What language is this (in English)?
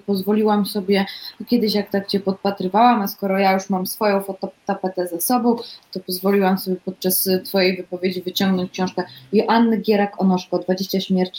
Polish